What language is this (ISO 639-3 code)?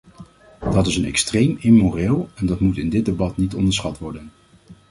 nld